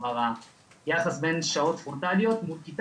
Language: Hebrew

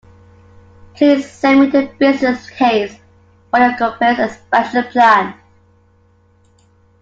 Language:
English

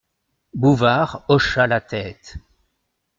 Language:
French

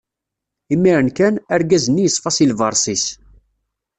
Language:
Kabyle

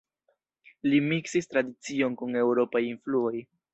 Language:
Esperanto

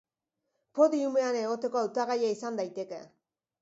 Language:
Basque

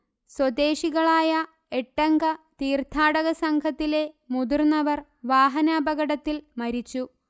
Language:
Malayalam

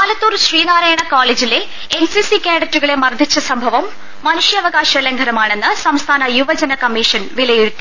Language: Malayalam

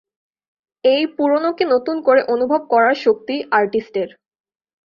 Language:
Bangla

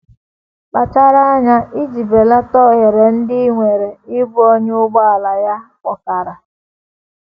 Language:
Igbo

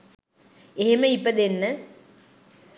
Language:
Sinhala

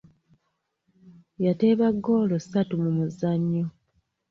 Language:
Ganda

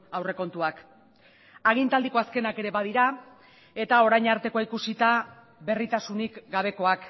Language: Basque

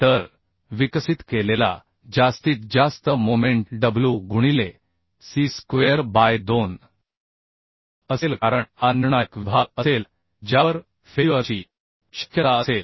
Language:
Marathi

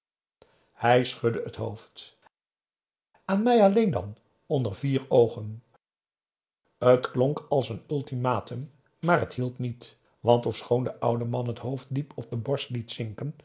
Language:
Dutch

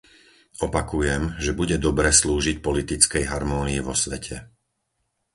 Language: Slovak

